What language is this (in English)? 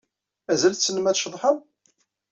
Kabyle